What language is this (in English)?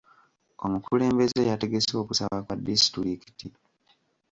Ganda